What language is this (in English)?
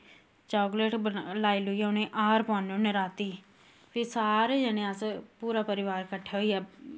Dogri